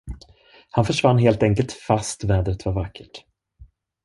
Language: Swedish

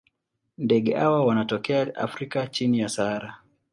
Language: Swahili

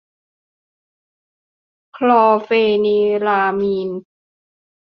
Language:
Thai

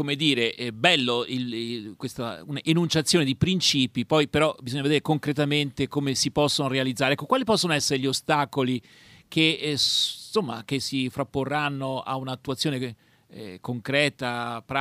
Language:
Italian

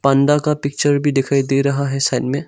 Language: Hindi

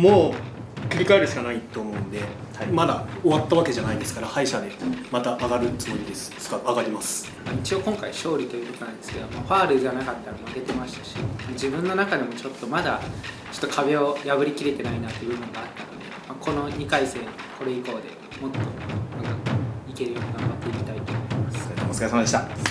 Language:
Japanese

